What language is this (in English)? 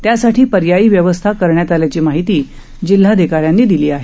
Marathi